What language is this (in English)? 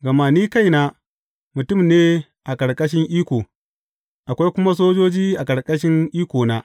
Hausa